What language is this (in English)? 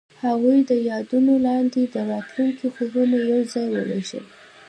Pashto